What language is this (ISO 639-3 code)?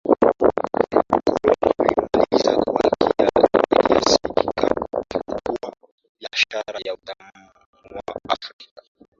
swa